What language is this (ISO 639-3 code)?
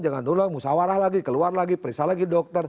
ind